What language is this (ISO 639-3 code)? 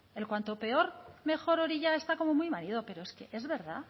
spa